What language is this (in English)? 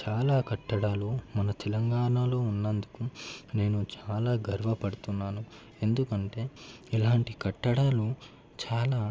Telugu